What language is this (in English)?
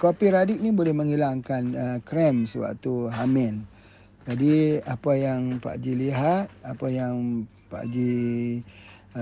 Malay